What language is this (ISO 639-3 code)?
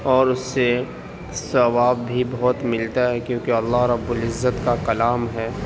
urd